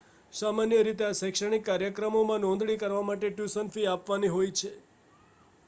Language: Gujarati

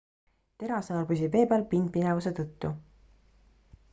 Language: Estonian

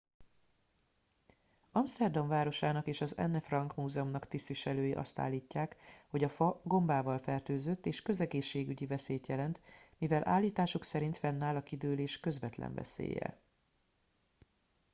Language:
Hungarian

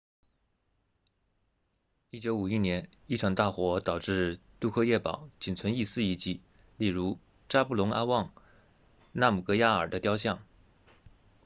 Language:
Chinese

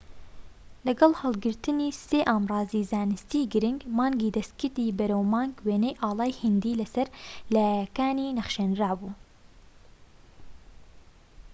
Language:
Central Kurdish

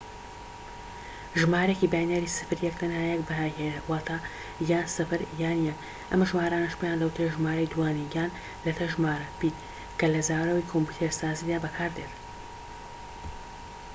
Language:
Central Kurdish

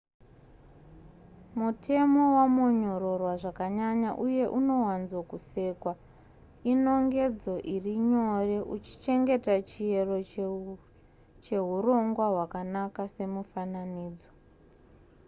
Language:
Shona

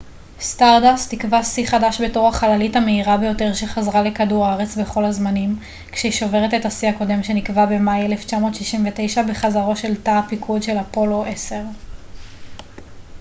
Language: Hebrew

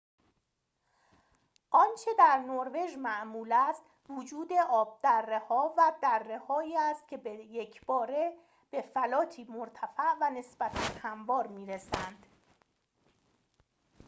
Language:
Persian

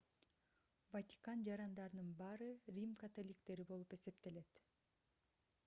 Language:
Kyrgyz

